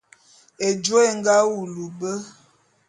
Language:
Bulu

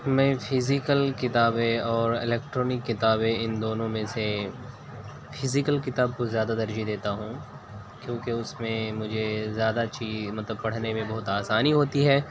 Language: Urdu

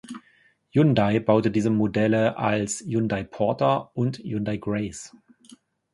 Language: German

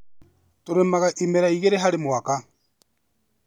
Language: Kikuyu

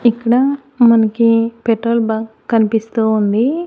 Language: Telugu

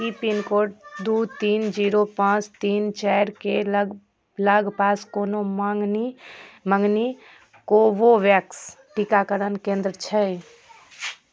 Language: Maithili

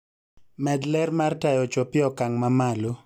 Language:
Luo (Kenya and Tanzania)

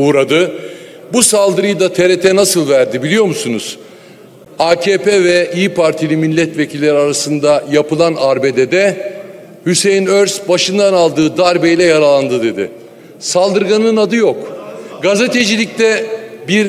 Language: Turkish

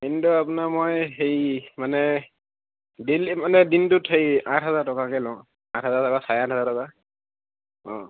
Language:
Assamese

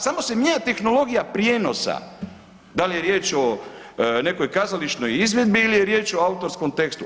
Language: Croatian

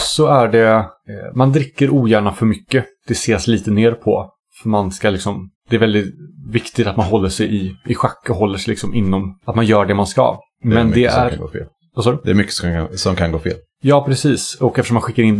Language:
Swedish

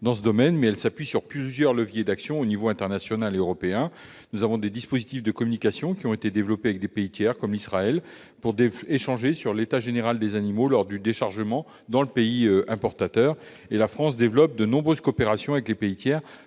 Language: French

